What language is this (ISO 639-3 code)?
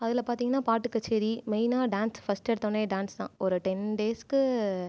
tam